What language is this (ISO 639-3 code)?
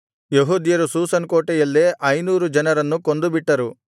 kan